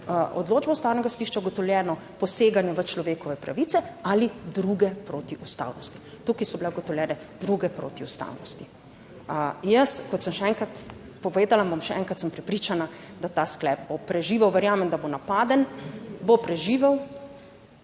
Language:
Slovenian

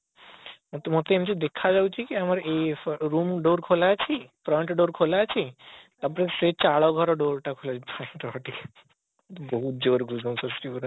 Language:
Odia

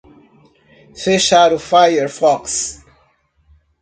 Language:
Portuguese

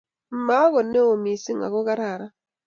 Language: Kalenjin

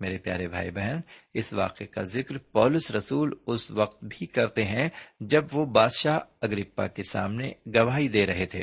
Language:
Urdu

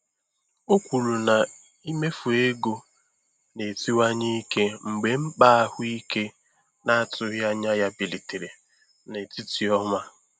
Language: Igbo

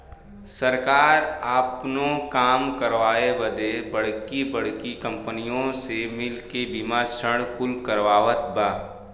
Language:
Bhojpuri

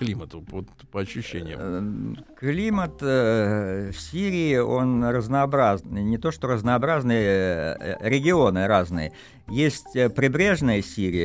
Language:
Russian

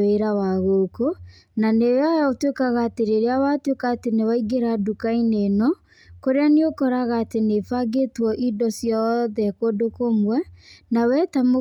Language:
Kikuyu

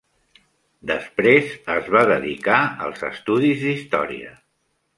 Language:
Catalan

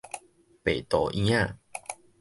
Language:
Min Nan Chinese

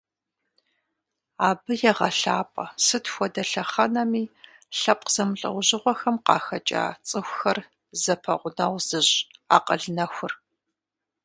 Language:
Kabardian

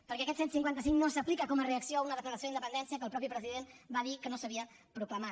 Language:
Catalan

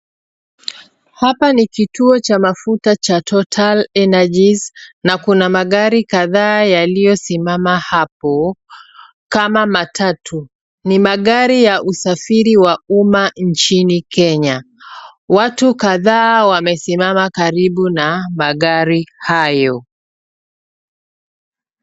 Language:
Swahili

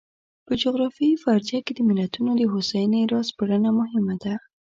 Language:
Pashto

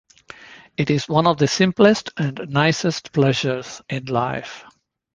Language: English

